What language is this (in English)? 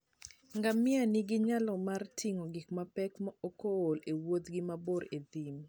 Luo (Kenya and Tanzania)